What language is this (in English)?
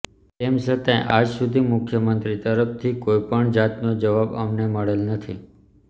Gujarati